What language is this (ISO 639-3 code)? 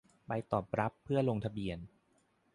tha